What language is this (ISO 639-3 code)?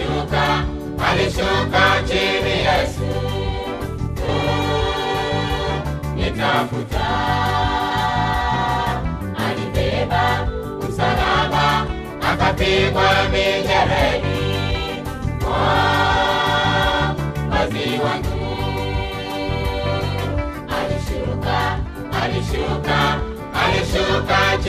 swa